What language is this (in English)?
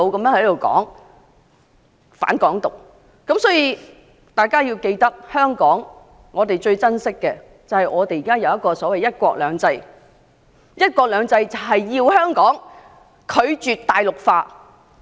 Cantonese